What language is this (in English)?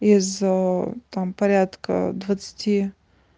Russian